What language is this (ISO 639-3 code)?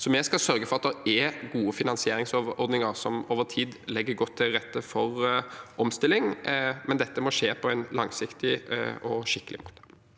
nor